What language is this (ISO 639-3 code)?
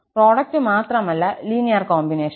mal